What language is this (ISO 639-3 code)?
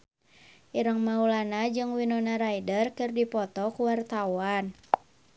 sun